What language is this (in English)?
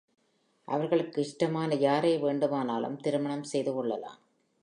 Tamil